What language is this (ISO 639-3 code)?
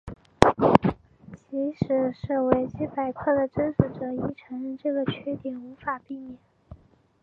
zho